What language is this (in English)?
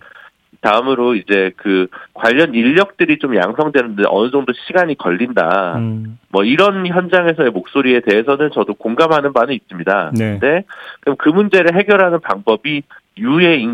Korean